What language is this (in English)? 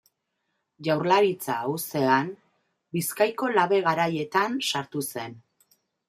Basque